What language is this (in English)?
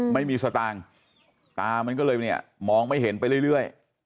Thai